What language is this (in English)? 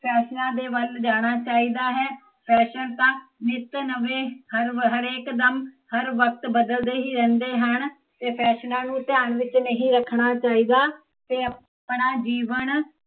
Punjabi